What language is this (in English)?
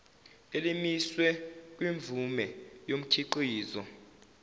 Zulu